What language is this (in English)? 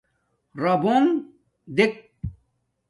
Domaaki